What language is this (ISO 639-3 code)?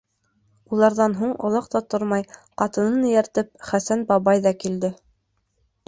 bak